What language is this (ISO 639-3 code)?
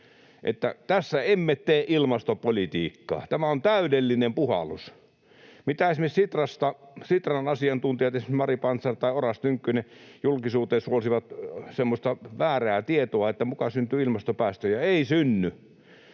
fin